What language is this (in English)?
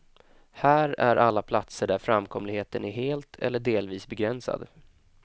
Swedish